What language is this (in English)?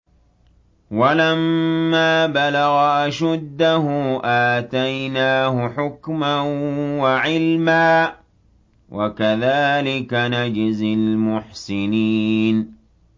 Arabic